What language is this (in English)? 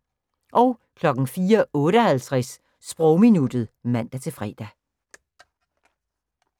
Danish